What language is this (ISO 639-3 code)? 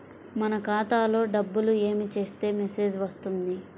tel